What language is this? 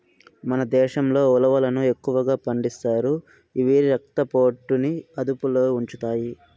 Telugu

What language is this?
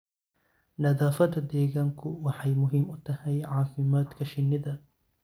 Somali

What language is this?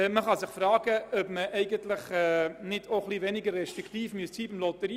Swiss German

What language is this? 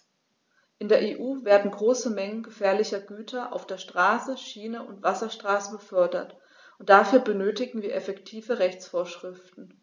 German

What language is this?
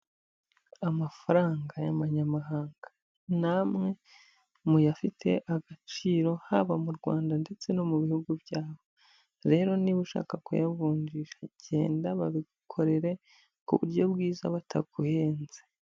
Kinyarwanda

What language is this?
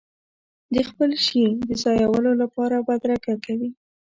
Pashto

